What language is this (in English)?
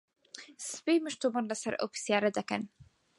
Central Kurdish